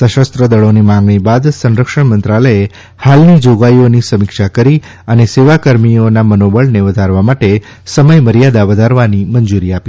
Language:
Gujarati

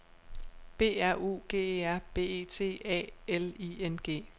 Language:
Danish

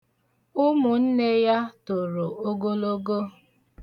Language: Igbo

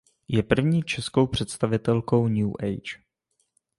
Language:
Czech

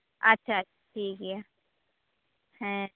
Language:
Santali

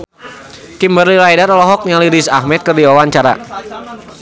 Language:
Sundanese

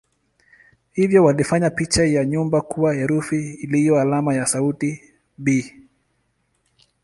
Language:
Swahili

